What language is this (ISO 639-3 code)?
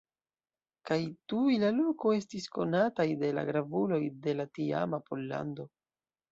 epo